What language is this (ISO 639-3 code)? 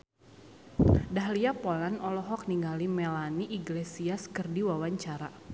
sun